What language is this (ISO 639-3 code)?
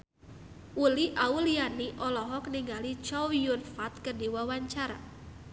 sun